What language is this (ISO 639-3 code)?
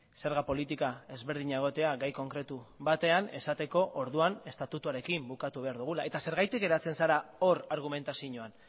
eus